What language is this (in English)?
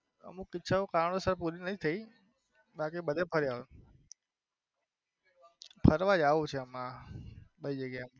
Gujarati